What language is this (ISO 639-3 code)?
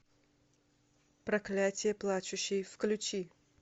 rus